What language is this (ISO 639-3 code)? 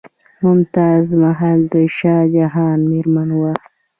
pus